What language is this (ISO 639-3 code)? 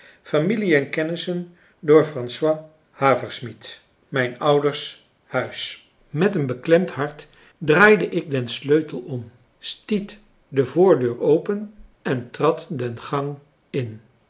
nld